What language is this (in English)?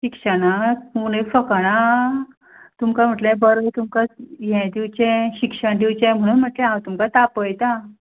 Konkani